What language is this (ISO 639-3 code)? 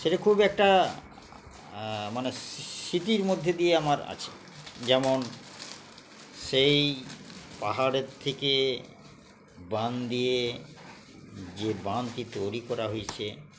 ben